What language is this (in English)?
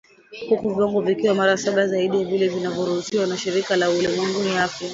Swahili